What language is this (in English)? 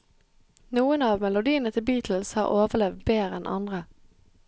Norwegian